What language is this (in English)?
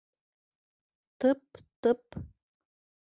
Bashkir